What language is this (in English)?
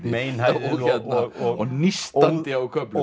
Icelandic